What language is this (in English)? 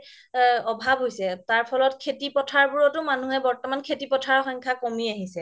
Assamese